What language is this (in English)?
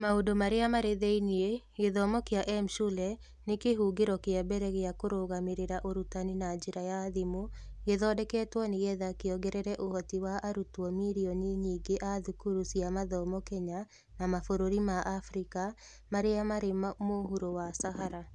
Kikuyu